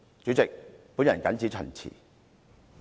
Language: Cantonese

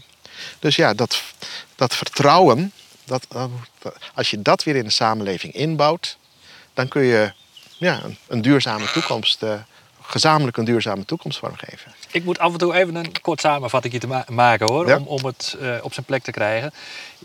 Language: Dutch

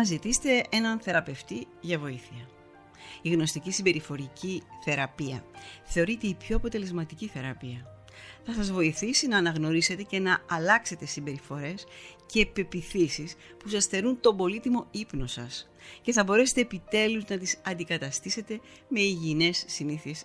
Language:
Greek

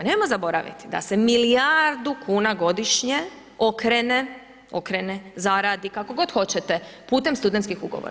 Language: Croatian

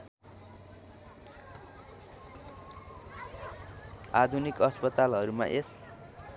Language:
Nepali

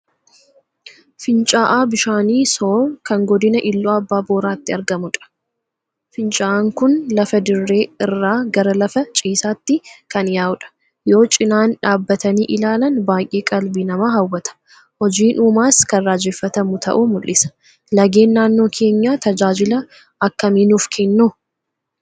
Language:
Oromo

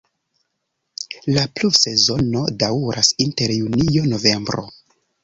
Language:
Esperanto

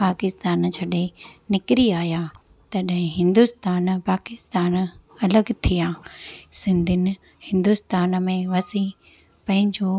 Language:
Sindhi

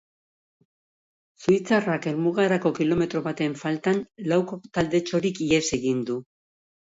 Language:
Basque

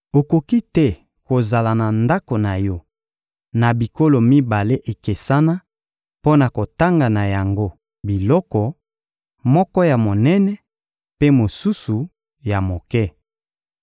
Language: Lingala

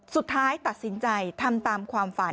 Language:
Thai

